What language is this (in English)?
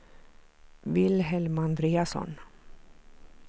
Swedish